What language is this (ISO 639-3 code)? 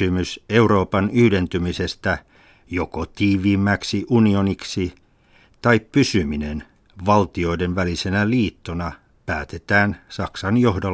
fin